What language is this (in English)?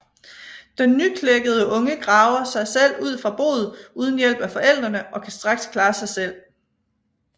Danish